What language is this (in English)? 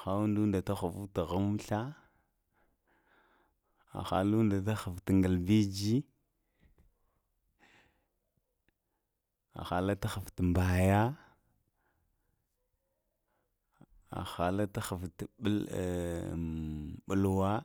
Lamang